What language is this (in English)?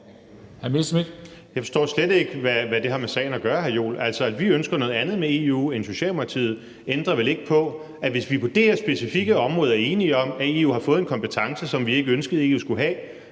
Danish